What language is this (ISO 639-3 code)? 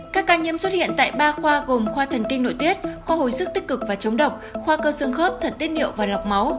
vie